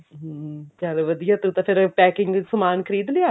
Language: Punjabi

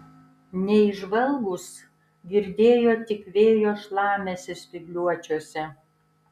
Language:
Lithuanian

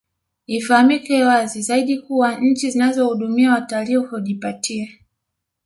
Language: Swahili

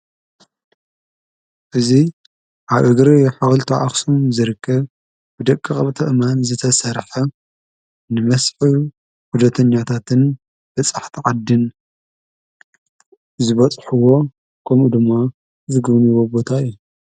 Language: Tigrinya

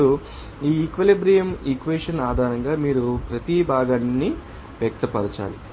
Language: Telugu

